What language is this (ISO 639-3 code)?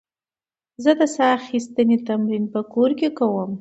pus